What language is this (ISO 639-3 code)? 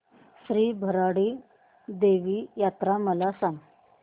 mar